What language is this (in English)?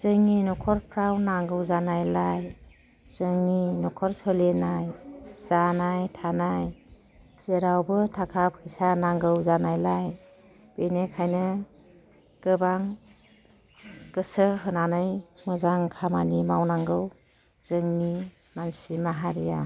Bodo